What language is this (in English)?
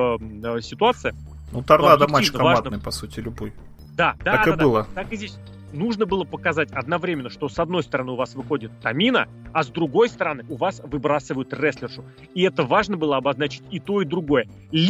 Russian